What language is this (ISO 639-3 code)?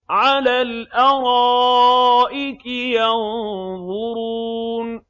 ara